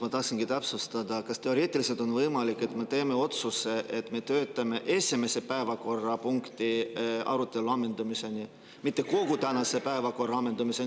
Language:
Estonian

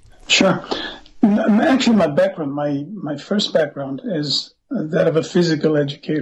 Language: English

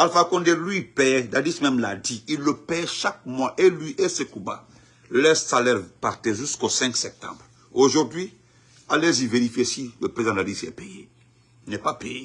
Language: French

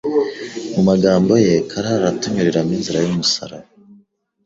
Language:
Kinyarwanda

